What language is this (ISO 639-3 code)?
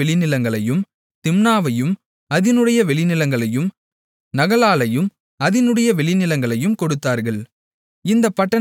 tam